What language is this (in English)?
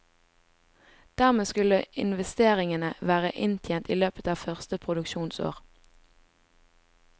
Norwegian